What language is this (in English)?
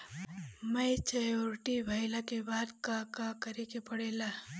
Bhojpuri